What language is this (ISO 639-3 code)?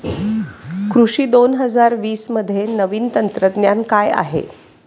mar